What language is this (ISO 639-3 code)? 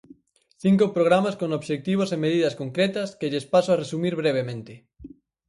glg